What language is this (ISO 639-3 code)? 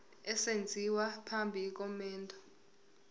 zul